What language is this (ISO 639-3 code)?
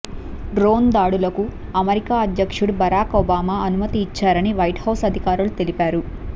tel